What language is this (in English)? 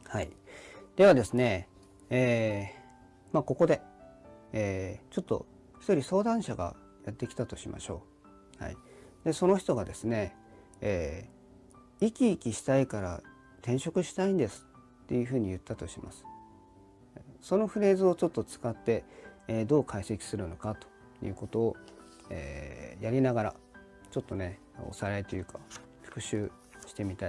Japanese